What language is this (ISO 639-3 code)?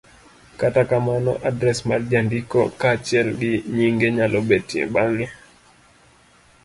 luo